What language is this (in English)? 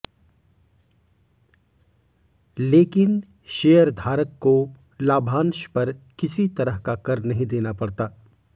Hindi